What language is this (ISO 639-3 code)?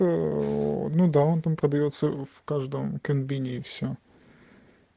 rus